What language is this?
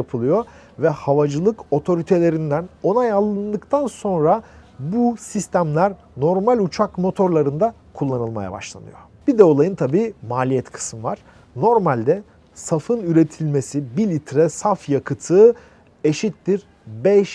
Turkish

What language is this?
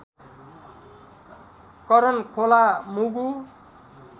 Nepali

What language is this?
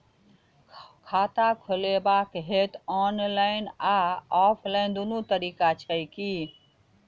Maithili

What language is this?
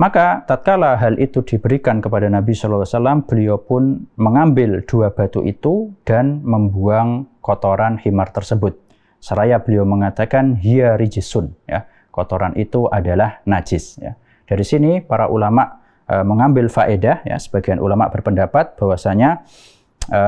Indonesian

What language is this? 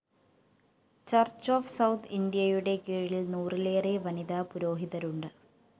Malayalam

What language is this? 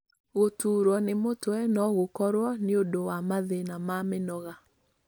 Kikuyu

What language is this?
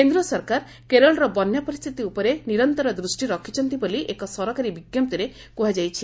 Odia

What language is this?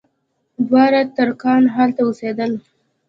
Pashto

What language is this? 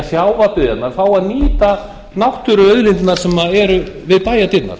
Icelandic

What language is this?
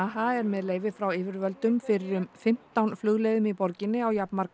Icelandic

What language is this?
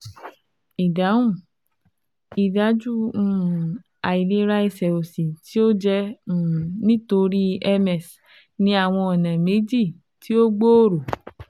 Yoruba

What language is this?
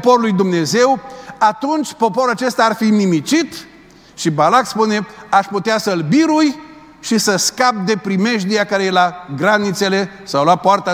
Romanian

